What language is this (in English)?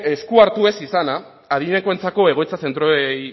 Basque